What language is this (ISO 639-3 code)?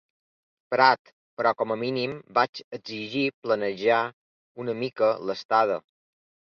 cat